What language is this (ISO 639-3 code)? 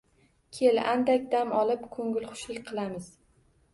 uzb